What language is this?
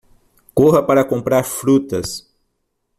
Portuguese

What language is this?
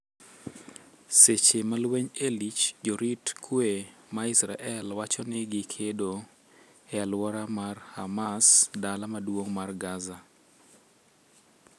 Luo (Kenya and Tanzania)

